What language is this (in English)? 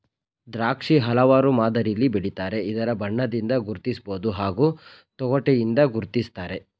Kannada